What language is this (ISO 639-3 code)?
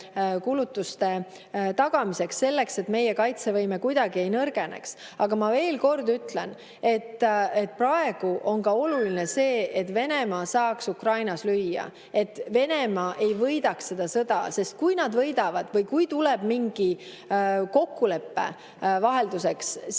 est